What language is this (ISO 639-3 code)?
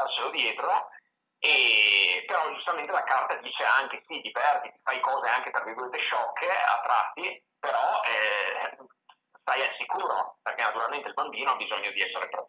ita